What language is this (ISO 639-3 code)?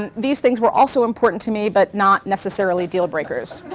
eng